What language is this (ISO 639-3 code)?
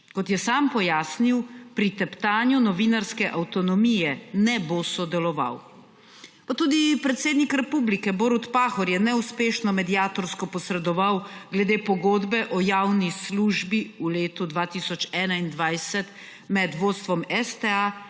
slv